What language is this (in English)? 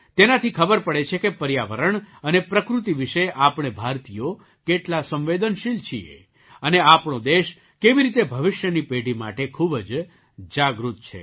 Gujarati